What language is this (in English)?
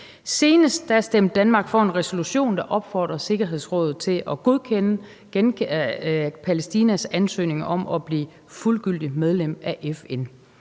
Danish